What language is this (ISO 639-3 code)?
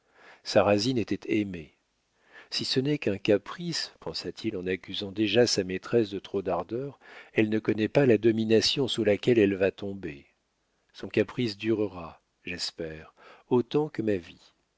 fra